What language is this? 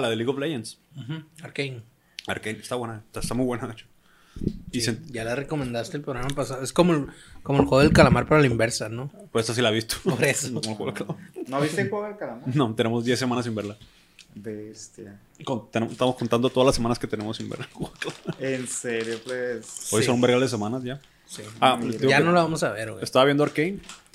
Spanish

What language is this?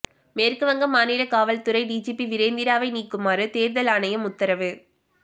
Tamil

